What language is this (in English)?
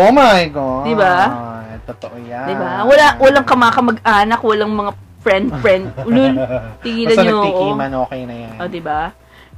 Filipino